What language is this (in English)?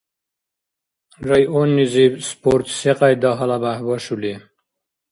Dargwa